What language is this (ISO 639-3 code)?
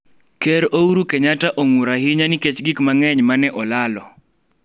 luo